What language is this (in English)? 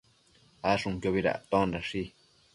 Matsés